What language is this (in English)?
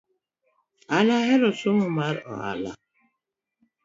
Luo (Kenya and Tanzania)